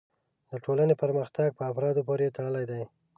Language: Pashto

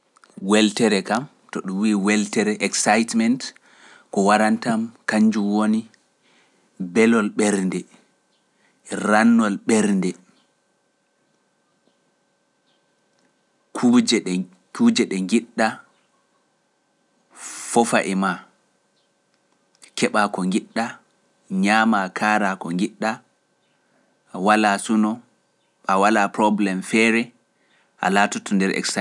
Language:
Pular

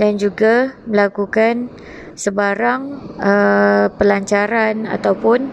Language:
Malay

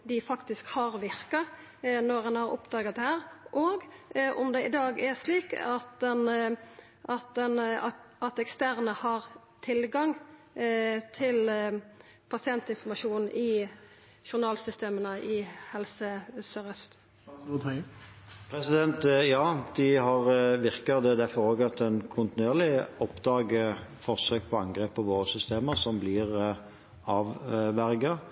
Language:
Norwegian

